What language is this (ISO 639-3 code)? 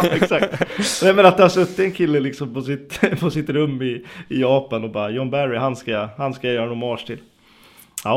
swe